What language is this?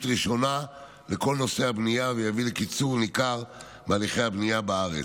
Hebrew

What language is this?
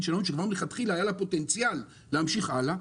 Hebrew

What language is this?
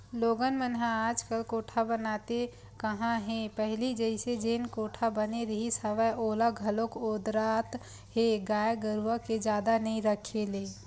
Chhattisgarhi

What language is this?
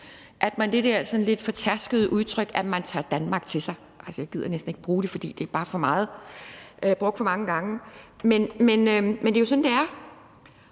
Danish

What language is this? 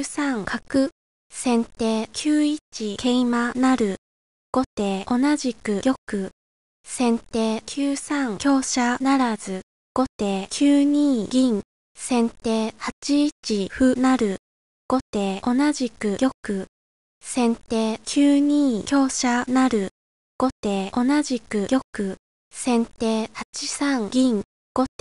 Japanese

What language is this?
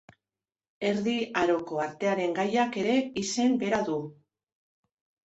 Basque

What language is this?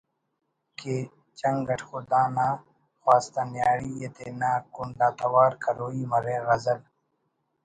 Brahui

